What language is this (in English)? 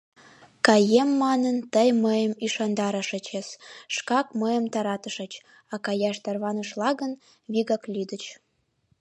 Mari